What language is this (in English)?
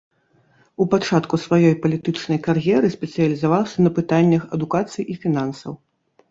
Belarusian